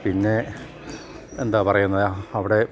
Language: Malayalam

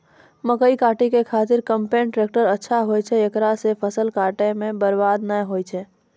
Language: Maithili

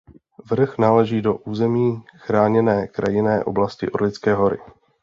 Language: Czech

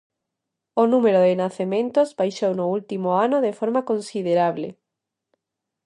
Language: Galician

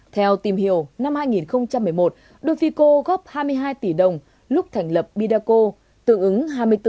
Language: Vietnamese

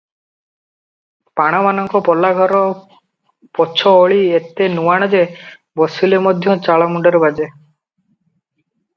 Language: Odia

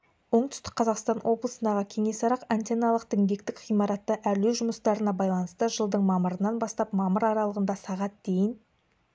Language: Kazakh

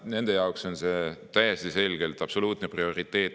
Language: Estonian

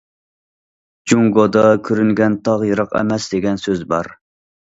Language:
Uyghur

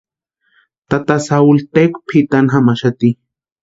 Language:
Western Highland Purepecha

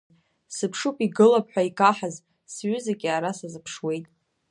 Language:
Abkhazian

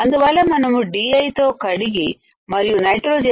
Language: Telugu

